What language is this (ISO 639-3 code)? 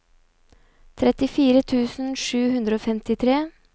nor